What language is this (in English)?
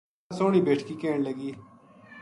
Gujari